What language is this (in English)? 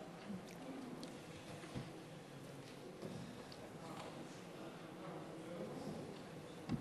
Hebrew